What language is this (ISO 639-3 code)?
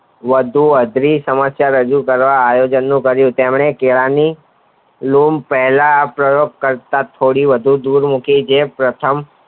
guj